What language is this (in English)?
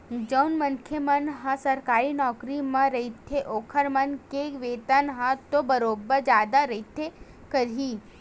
Chhattisgarhi